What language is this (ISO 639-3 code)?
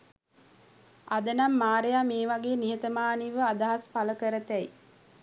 sin